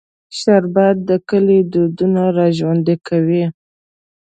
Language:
Pashto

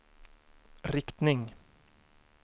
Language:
Swedish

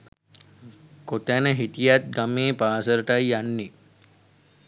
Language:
Sinhala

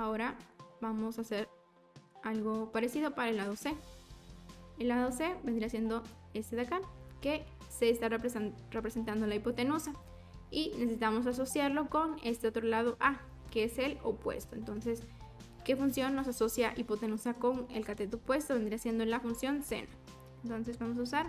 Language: Spanish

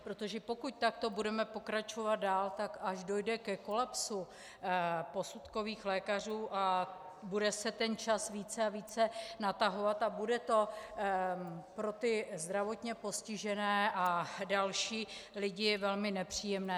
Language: Czech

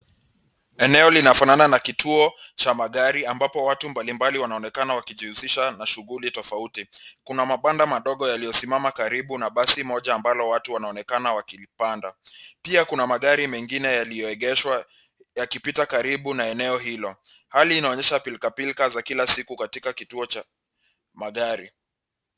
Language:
Swahili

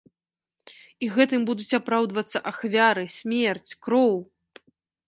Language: Belarusian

